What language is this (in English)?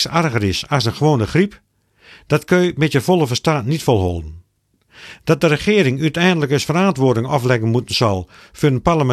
Dutch